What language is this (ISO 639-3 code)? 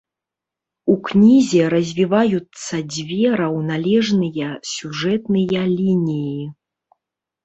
bel